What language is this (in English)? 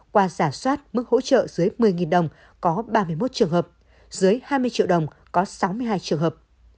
Vietnamese